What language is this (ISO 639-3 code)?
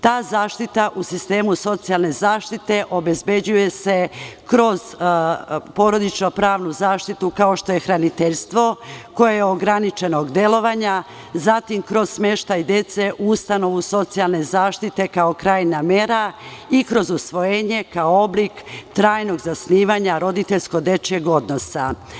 srp